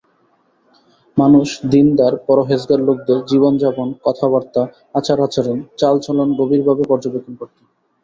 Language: Bangla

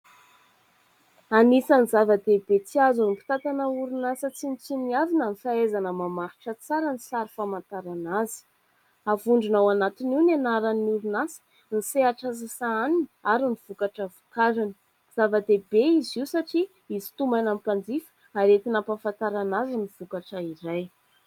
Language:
Malagasy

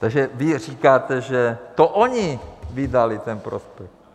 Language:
Czech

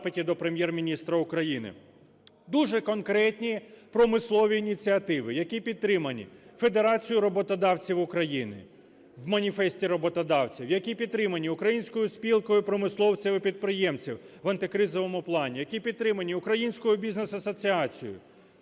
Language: Ukrainian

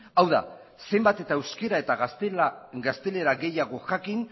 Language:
Basque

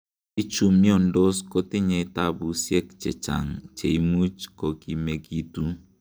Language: Kalenjin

